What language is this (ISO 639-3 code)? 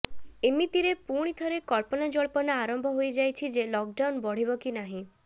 ori